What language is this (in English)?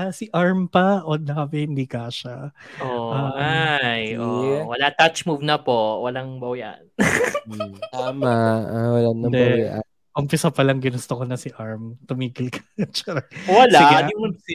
Filipino